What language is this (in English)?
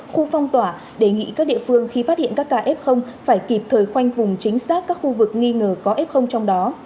Vietnamese